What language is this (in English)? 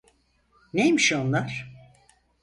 Turkish